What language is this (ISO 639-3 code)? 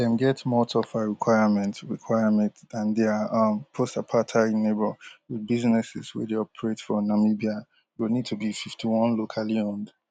pcm